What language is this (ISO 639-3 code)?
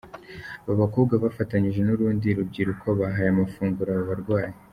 kin